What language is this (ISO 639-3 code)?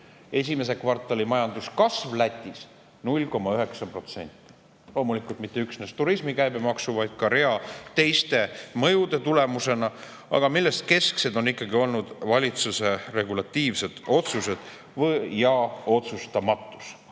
est